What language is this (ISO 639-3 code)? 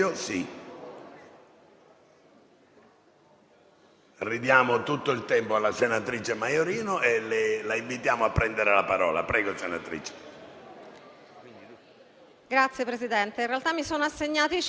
ita